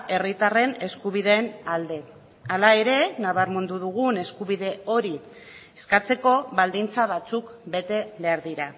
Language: Basque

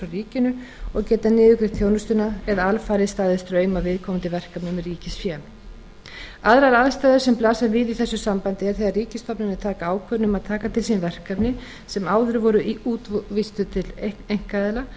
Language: Icelandic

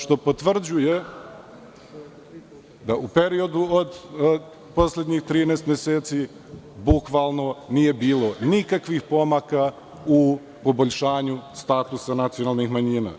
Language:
Serbian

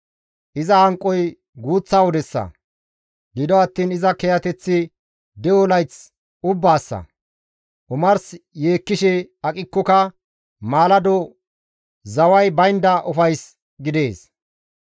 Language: Gamo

